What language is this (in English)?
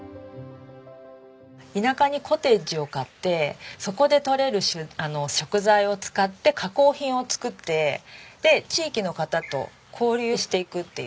Japanese